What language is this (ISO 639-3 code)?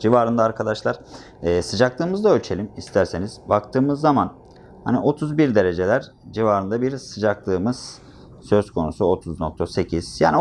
tur